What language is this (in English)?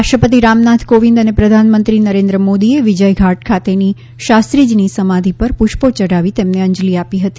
Gujarati